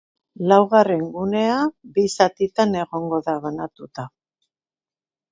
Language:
Basque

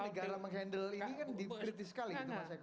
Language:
Indonesian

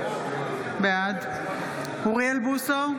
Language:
Hebrew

